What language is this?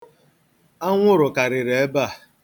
Igbo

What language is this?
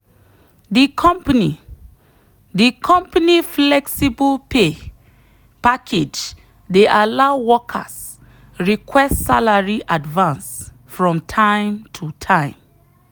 Nigerian Pidgin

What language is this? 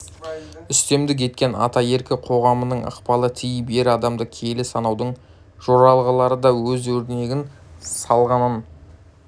Kazakh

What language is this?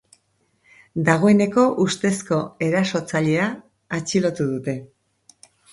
Basque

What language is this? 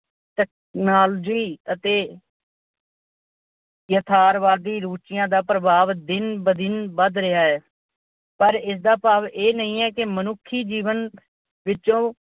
Punjabi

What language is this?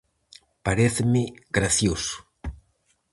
Galician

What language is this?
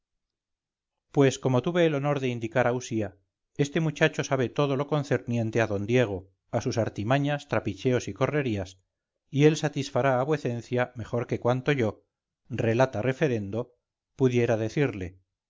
Spanish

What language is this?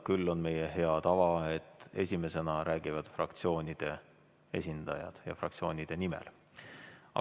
Estonian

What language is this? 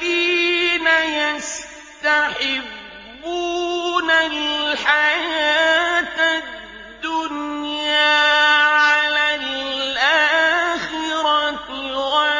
Arabic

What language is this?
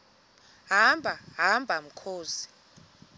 Xhosa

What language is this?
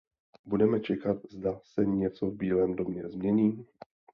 Czech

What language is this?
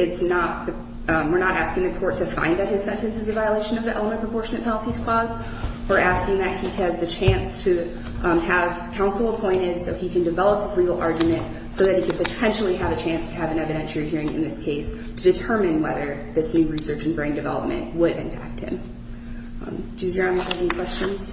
English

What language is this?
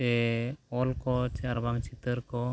Santali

